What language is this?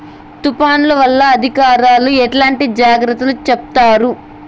Telugu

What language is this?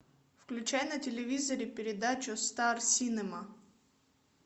Russian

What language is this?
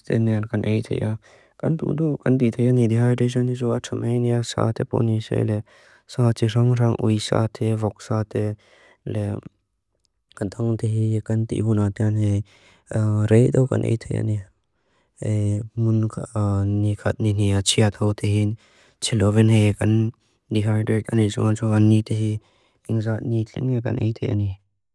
Mizo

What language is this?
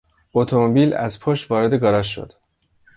Persian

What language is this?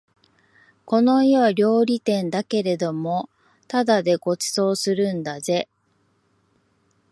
Japanese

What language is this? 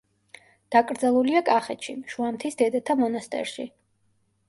Georgian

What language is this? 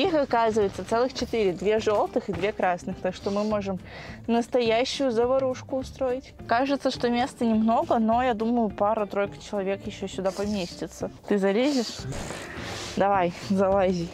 Russian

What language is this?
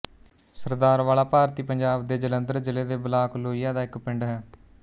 Punjabi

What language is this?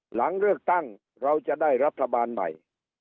Thai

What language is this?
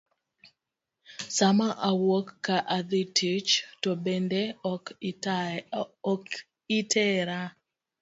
Luo (Kenya and Tanzania)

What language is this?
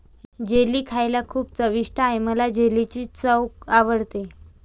Marathi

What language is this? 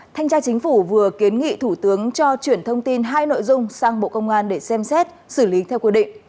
Vietnamese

